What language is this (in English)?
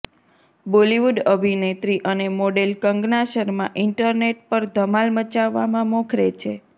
Gujarati